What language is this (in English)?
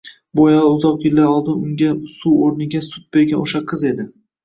Uzbek